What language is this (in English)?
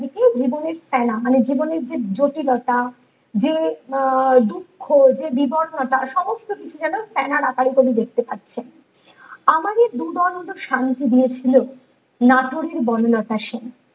Bangla